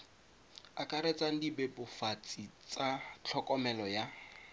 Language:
Tswana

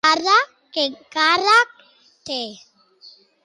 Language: Catalan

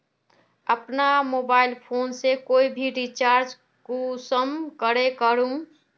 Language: Magahi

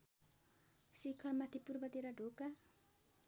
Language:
Nepali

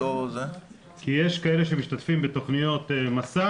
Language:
Hebrew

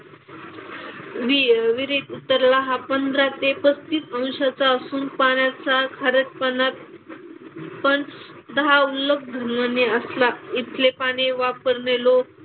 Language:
Marathi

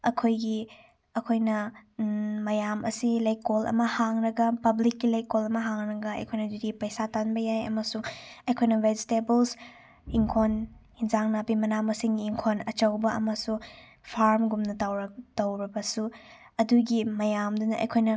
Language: Manipuri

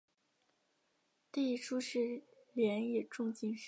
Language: Chinese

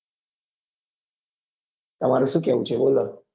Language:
Gujarati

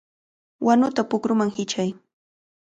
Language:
Cajatambo North Lima Quechua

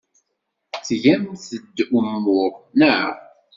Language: Kabyle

